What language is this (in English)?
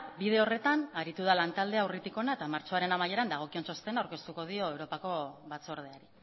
Basque